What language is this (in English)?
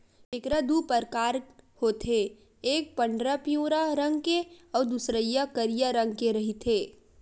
Chhattisgarhi